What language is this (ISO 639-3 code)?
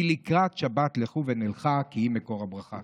heb